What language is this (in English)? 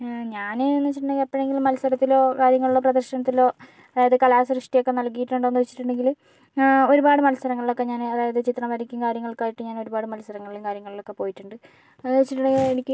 Malayalam